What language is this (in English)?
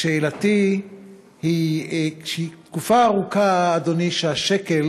Hebrew